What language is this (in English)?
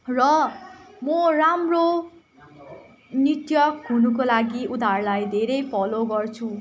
Nepali